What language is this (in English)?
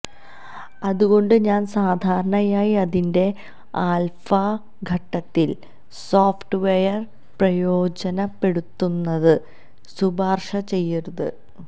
Malayalam